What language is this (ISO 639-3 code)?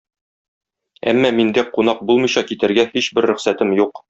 tat